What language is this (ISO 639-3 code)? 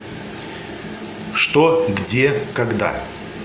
rus